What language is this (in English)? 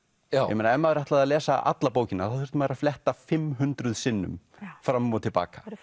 Icelandic